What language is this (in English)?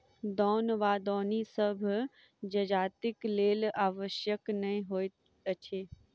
Maithili